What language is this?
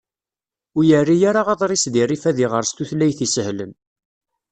Kabyle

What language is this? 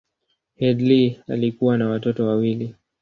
Swahili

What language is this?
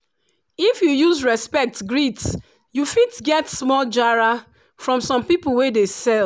Nigerian Pidgin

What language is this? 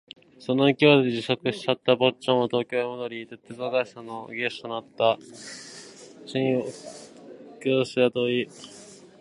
Japanese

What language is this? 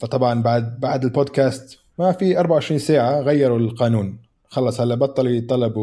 Arabic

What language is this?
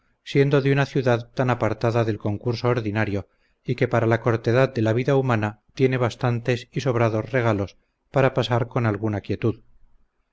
Spanish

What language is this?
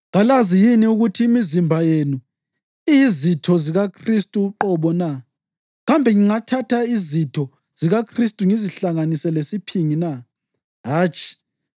North Ndebele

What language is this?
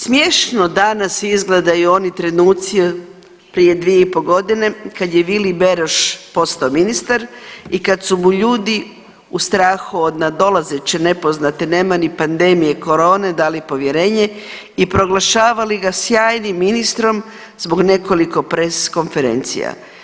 Croatian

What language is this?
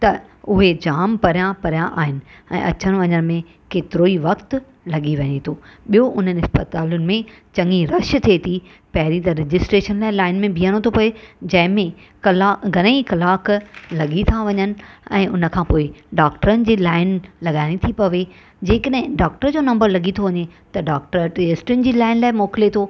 Sindhi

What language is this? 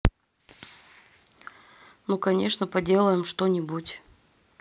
Russian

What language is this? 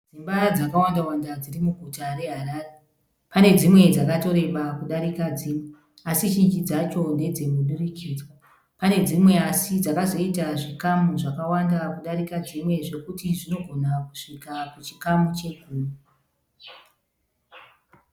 Shona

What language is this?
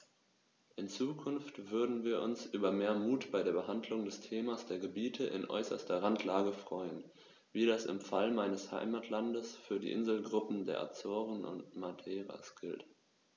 German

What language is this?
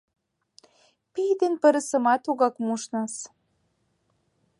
Mari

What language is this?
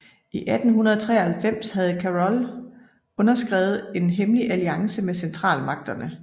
Danish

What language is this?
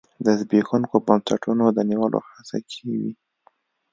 Pashto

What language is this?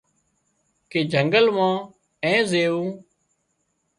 Wadiyara Koli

